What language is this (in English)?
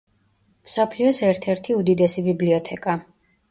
Georgian